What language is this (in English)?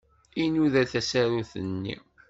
Kabyle